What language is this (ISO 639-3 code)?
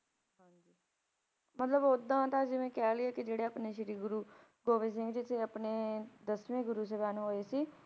pan